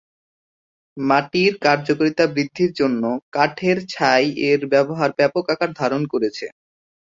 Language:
Bangla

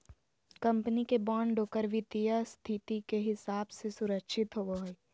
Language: Magahi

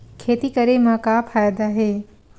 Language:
Chhattisgarhi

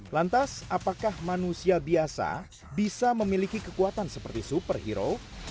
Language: Indonesian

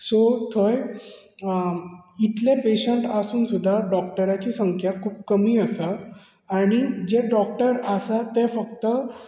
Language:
Konkani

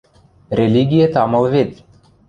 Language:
Western Mari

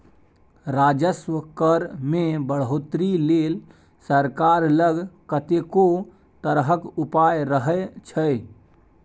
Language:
Maithili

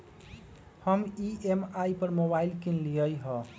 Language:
Magahi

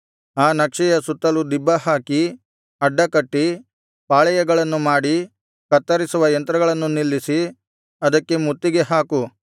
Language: Kannada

